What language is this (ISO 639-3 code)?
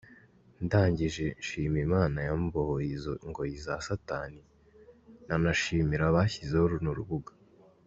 kin